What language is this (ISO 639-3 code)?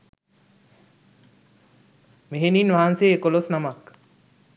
sin